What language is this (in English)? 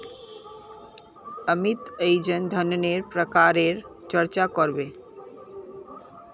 Magahi